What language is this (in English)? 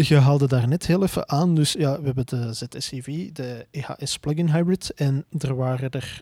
Dutch